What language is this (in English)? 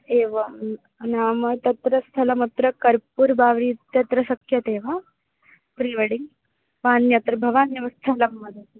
Sanskrit